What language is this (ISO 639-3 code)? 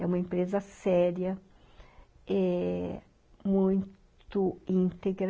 por